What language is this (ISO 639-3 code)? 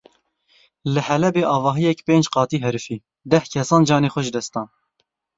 kur